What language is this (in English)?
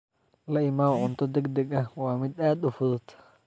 Somali